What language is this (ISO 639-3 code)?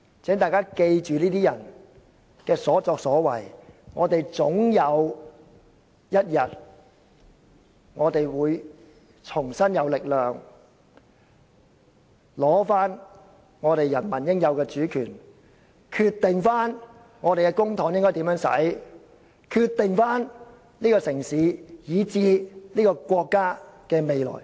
yue